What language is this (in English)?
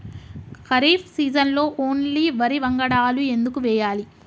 Telugu